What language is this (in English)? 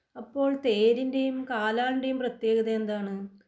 Malayalam